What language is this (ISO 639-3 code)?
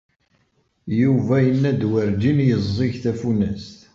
kab